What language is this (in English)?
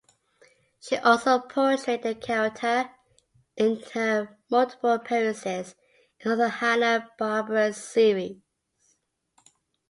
English